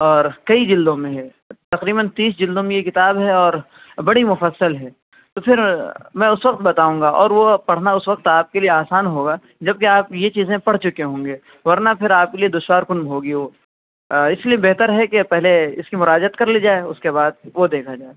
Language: Urdu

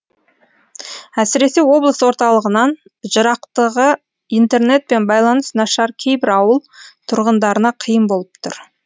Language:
Kazakh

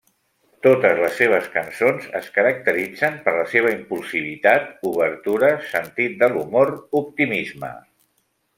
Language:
Catalan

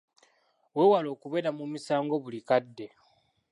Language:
Ganda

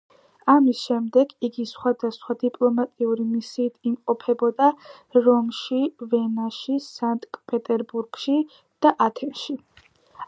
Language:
Georgian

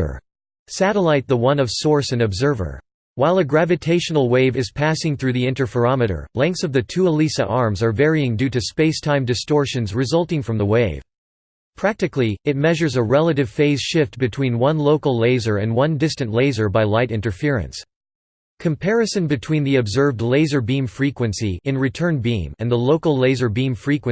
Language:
English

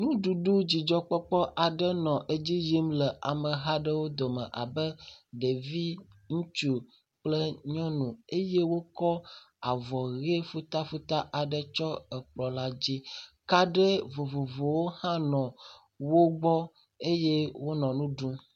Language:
Ewe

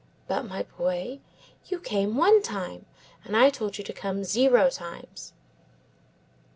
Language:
English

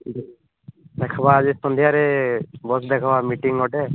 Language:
Odia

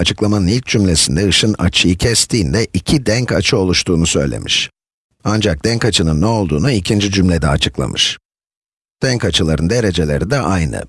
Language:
Turkish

